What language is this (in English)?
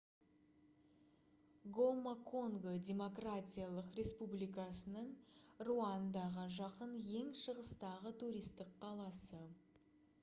Kazakh